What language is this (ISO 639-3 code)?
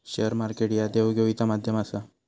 mar